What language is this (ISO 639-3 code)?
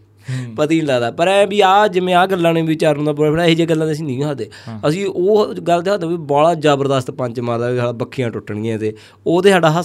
pan